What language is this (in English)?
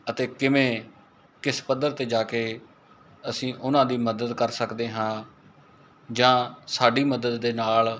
Punjabi